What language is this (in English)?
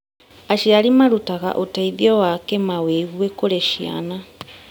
Kikuyu